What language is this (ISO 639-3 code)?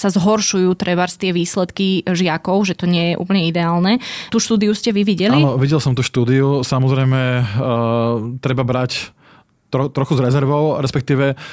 slk